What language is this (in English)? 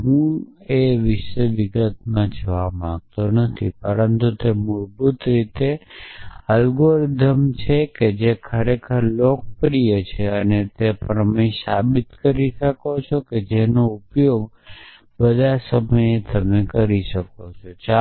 Gujarati